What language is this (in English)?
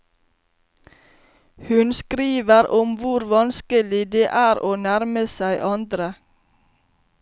Norwegian